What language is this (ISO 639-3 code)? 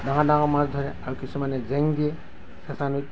asm